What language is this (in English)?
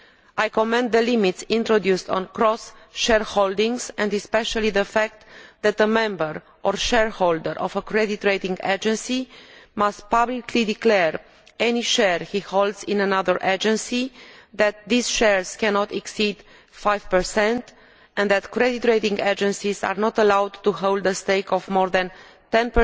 English